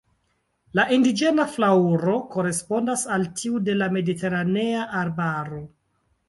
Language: Esperanto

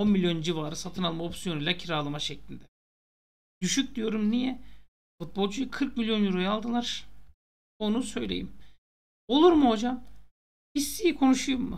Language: Turkish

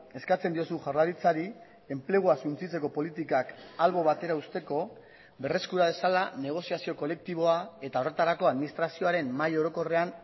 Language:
Basque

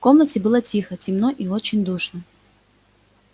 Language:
Russian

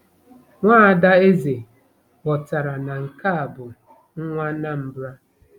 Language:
Igbo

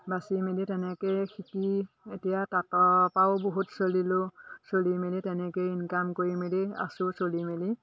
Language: Assamese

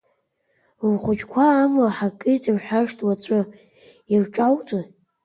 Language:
Abkhazian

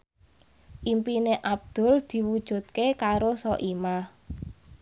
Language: Javanese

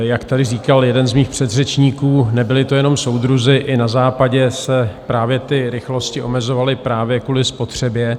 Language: Czech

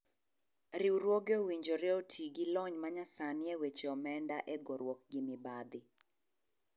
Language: Luo (Kenya and Tanzania)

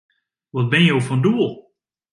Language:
Western Frisian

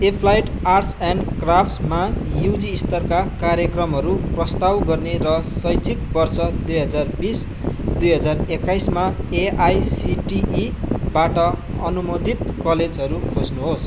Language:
Nepali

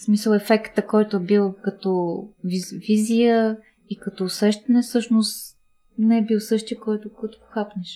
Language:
Bulgarian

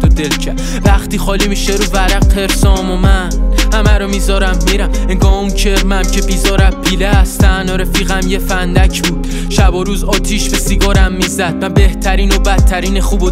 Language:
Persian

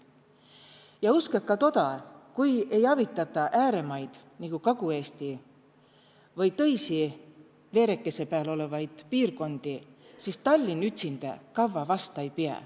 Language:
Estonian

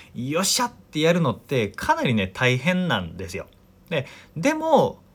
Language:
Japanese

